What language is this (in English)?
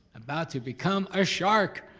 English